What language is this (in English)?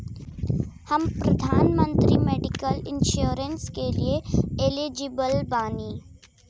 Bhojpuri